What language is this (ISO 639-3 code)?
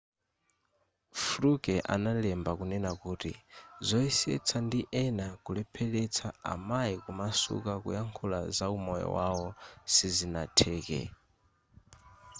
nya